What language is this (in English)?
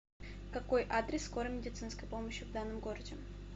Russian